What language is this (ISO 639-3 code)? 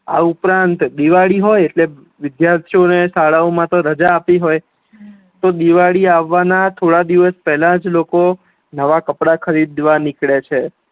guj